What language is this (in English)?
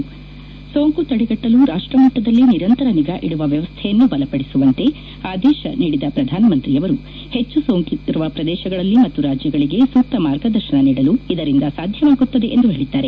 Kannada